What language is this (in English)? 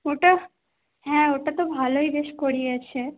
Bangla